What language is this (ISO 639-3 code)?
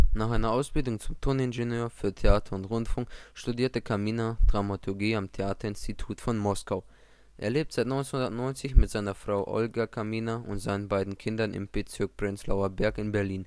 deu